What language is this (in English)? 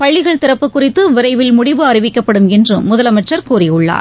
Tamil